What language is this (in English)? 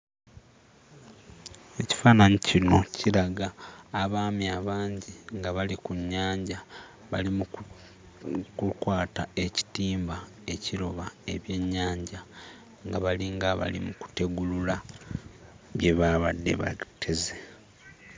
Ganda